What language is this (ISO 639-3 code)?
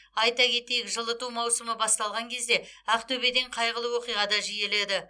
kaz